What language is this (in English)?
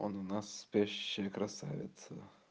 Russian